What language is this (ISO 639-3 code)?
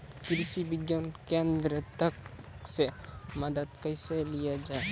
mai